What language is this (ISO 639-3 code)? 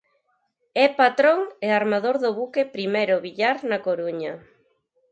glg